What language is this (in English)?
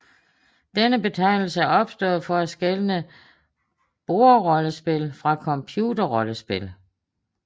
Danish